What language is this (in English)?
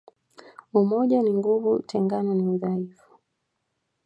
Swahili